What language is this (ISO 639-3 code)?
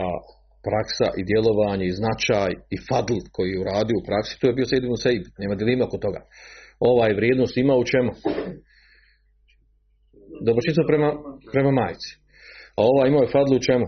hrv